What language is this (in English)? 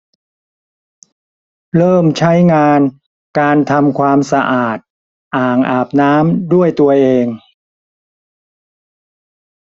Thai